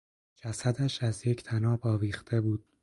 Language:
Persian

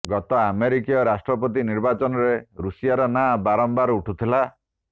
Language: Odia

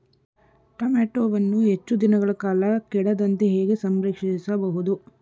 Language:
Kannada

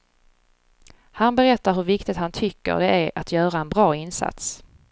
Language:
Swedish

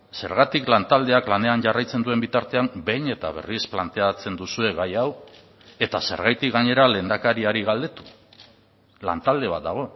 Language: Basque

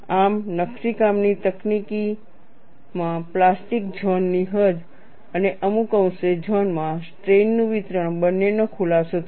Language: Gujarati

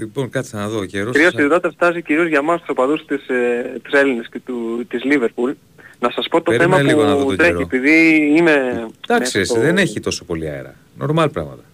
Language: Greek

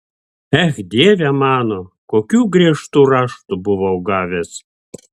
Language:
Lithuanian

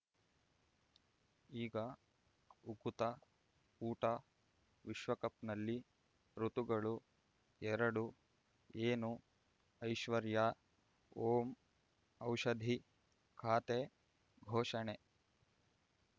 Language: Kannada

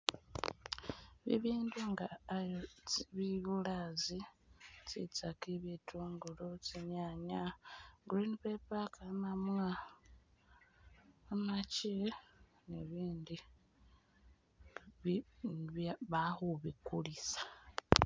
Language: Masaaba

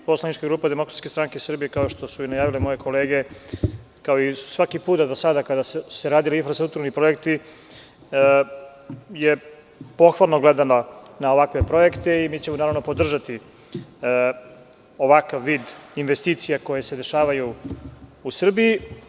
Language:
Serbian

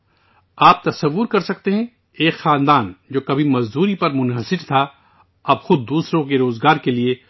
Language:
Urdu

